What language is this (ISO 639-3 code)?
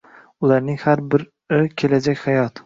uzb